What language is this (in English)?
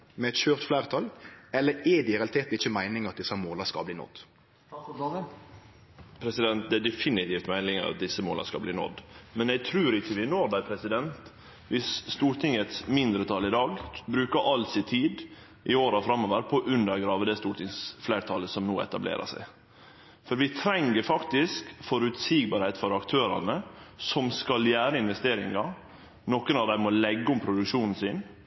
Norwegian Nynorsk